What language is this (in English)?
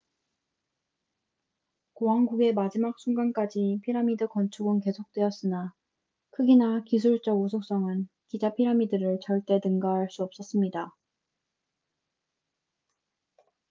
Korean